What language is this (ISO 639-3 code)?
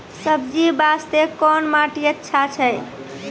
mai